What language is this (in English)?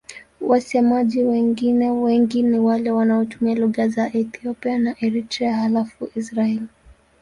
Swahili